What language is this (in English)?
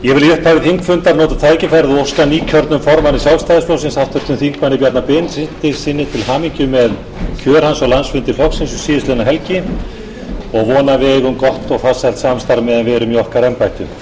Icelandic